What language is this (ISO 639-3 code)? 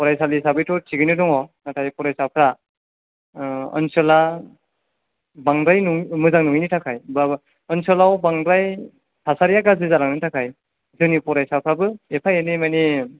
brx